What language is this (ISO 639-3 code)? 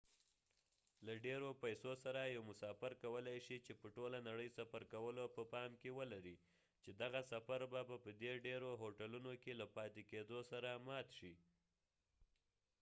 pus